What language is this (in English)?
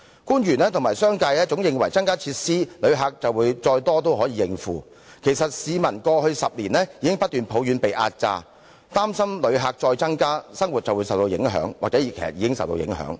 Cantonese